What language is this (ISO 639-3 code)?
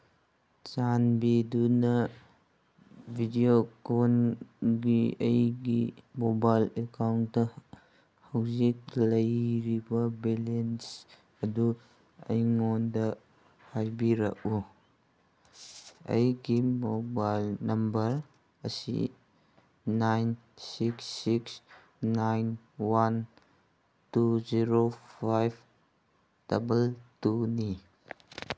mni